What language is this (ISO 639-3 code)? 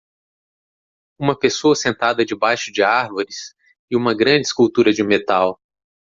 por